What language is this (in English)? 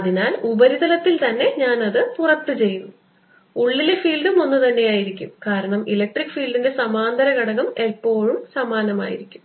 Malayalam